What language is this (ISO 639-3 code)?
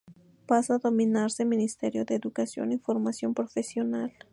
spa